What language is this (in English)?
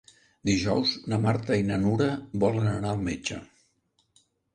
Catalan